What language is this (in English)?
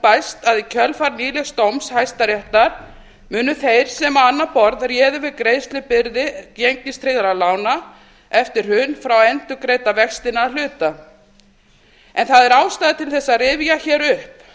Icelandic